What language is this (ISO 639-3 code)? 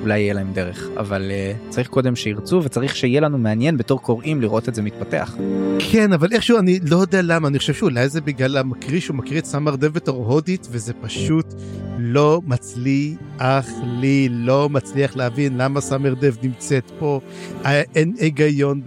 heb